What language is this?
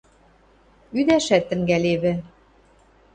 Western Mari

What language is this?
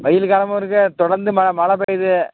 Tamil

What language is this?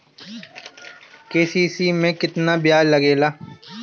Bhojpuri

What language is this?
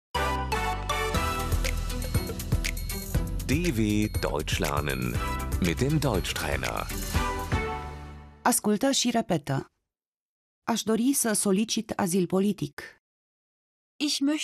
Romanian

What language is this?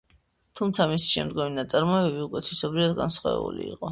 Georgian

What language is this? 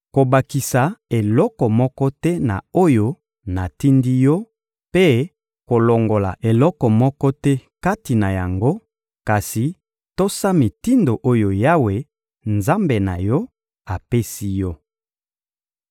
Lingala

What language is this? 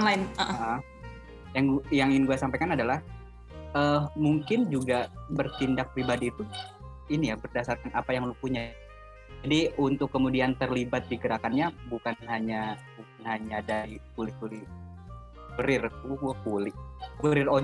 Indonesian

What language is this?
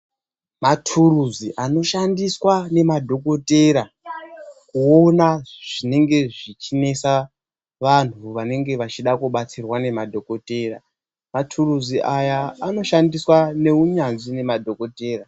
Ndau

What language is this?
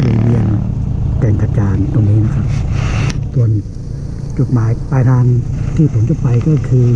Thai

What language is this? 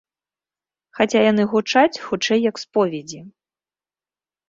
Belarusian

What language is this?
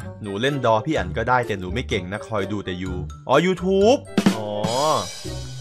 Thai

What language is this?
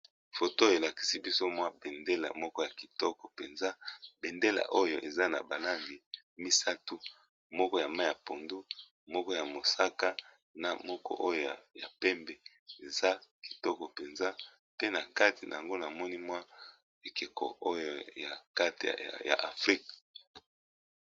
Lingala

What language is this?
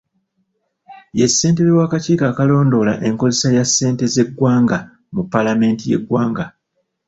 Ganda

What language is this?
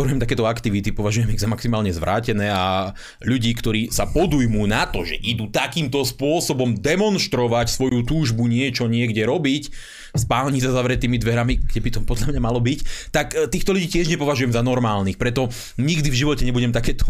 Slovak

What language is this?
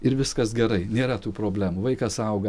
Lithuanian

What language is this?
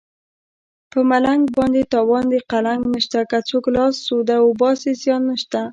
Pashto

